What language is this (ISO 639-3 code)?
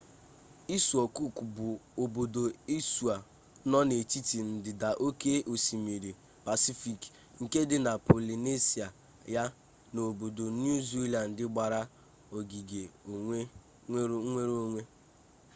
ibo